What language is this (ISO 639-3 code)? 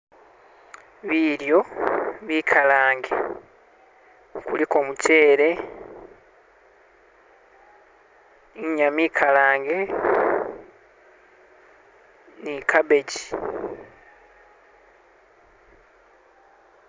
myx